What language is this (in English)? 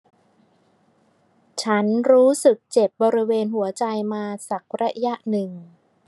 Thai